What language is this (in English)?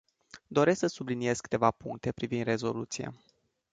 Romanian